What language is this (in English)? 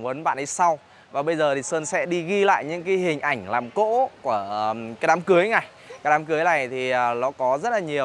Vietnamese